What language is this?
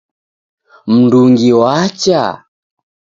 Taita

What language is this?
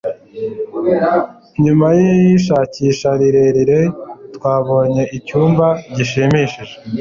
Kinyarwanda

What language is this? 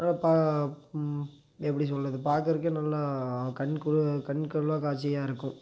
Tamil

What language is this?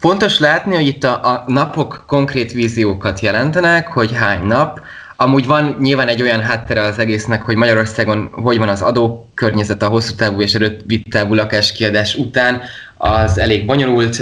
Hungarian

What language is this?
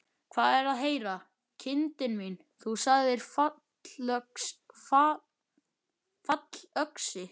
Icelandic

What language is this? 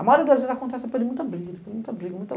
Portuguese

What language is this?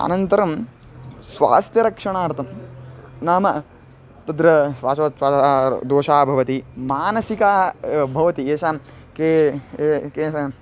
Sanskrit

